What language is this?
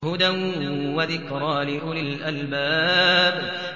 Arabic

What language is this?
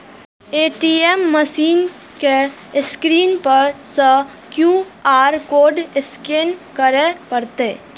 Maithili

